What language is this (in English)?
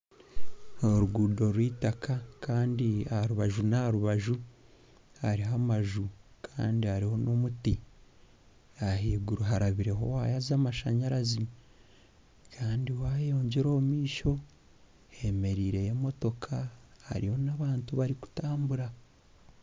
Nyankole